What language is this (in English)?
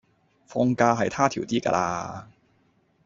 Cantonese